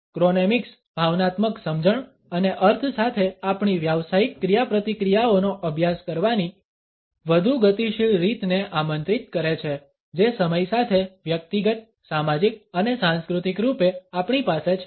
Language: Gujarati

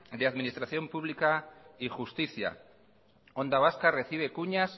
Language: Spanish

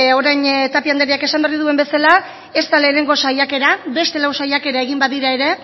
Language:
Basque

